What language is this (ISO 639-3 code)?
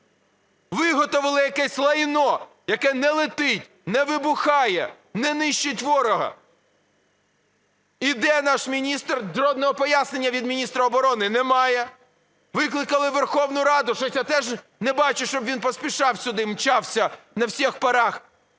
ukr